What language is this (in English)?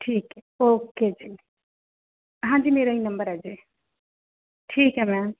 Punjabi